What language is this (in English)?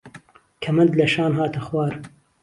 Central Kurdish